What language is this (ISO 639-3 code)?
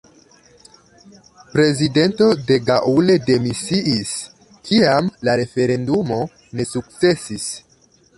epo